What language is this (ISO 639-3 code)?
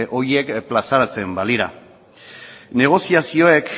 eus